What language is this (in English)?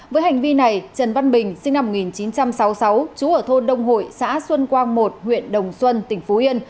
Vietnamese